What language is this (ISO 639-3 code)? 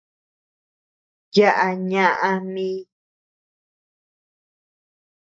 cux